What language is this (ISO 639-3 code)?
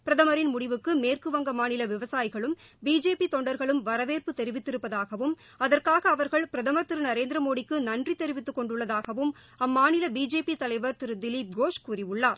tam